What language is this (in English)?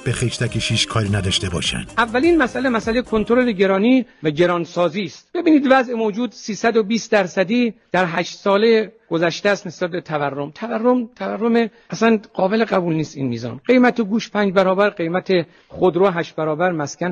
Persian